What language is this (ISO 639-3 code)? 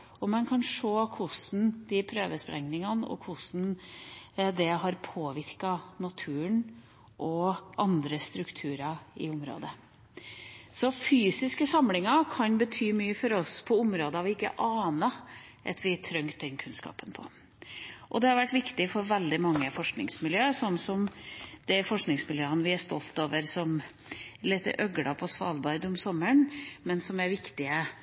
nob